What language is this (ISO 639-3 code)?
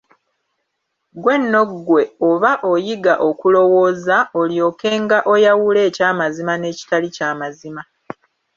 lug